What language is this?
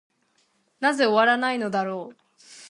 Japanese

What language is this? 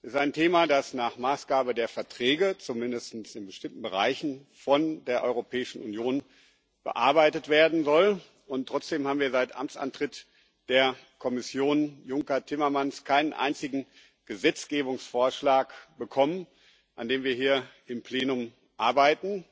German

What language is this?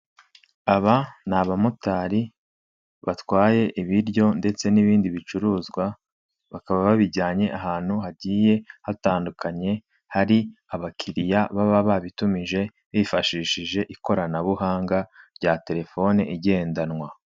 Kinyarwanda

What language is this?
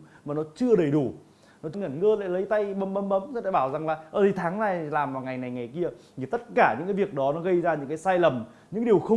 Vietnamese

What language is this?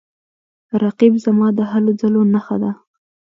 Pashto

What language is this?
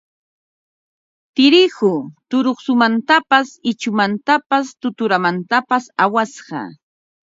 Ambo-Pasco Quechua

